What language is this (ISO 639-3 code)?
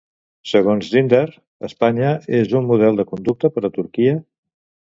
cat